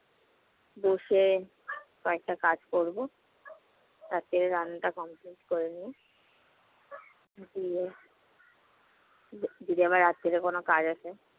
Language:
Bangla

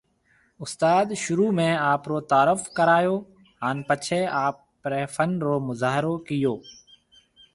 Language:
Marwari (Pakistan)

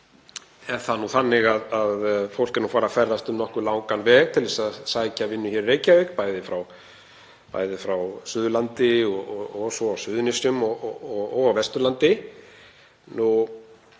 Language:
Icelandic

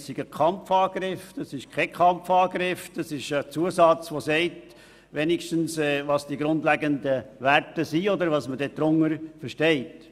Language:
Swiss German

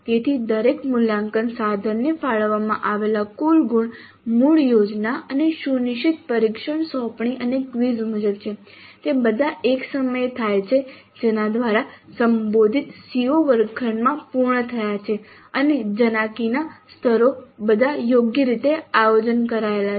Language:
Gujarati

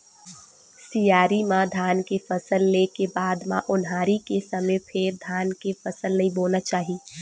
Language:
Chhattisgarhi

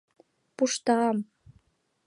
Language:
Mari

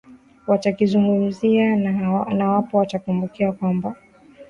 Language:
Swahili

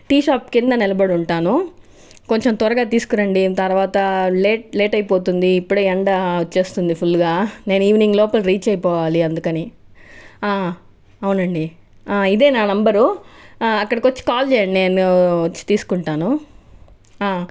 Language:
Telugu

